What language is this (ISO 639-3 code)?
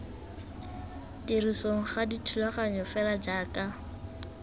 tsn